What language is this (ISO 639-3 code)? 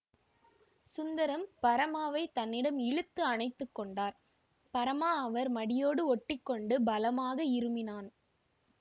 tam